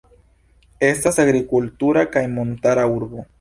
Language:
Esperanto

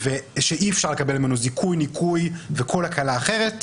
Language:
Hebrew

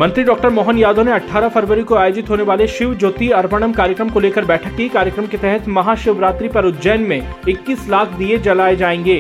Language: Hindi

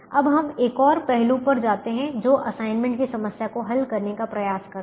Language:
Hindi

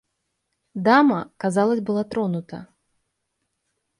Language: Russian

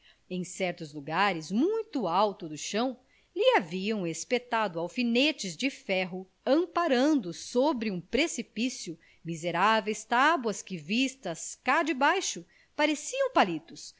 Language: Portuguese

